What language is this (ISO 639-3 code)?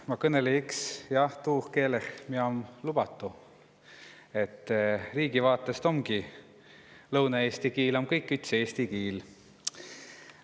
est